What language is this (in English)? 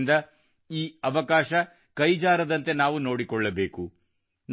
Kannada